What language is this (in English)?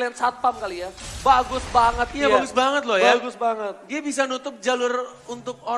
Indonesian